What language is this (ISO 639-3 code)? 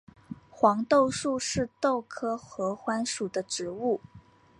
zho